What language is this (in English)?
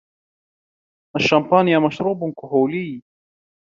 Arabic